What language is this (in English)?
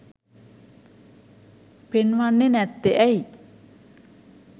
Sinhala